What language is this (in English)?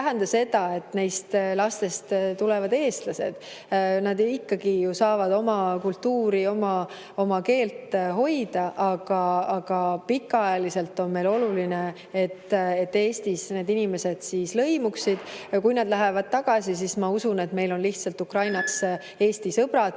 Estonian